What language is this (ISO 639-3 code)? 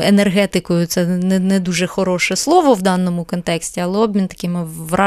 ukr